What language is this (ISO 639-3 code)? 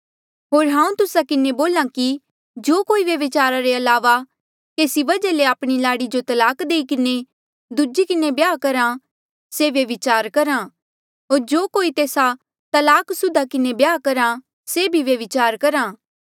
mjl